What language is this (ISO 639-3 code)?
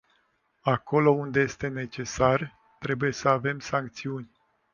ron